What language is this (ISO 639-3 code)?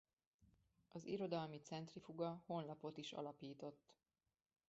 hun